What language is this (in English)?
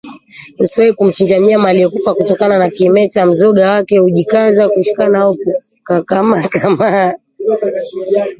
Swahili